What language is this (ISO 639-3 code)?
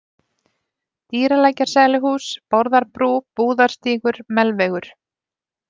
isl